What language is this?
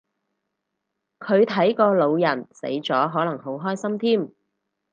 Cantonese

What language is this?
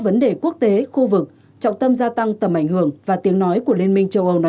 Vietnamese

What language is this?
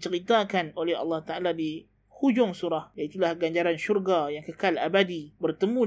Malay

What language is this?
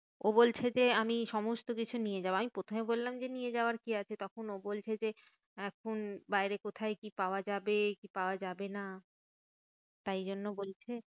Bangla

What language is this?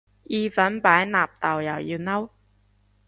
Cantonese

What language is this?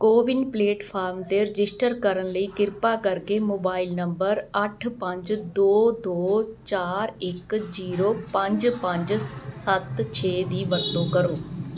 Punjabi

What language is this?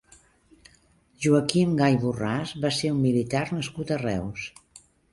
Catalan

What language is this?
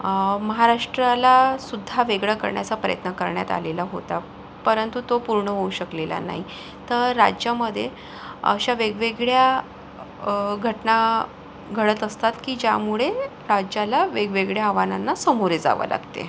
Marathi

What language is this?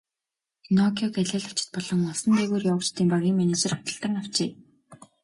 Mongolian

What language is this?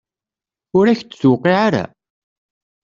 Kabyle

